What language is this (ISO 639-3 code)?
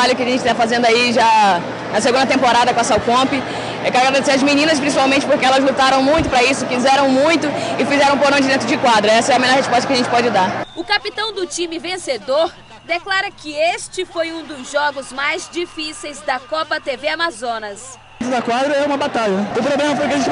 por